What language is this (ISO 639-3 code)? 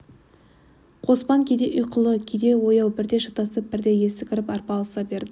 kaz